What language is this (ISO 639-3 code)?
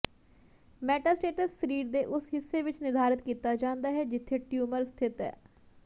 pan